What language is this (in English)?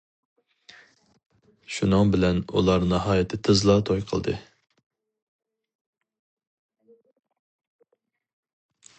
Uyghur